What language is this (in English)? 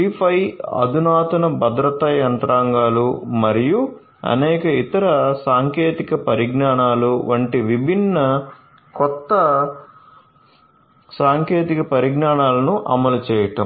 Telugu